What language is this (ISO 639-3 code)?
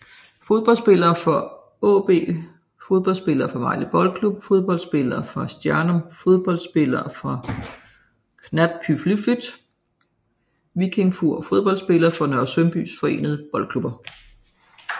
dan